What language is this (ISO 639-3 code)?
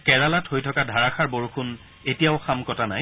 asm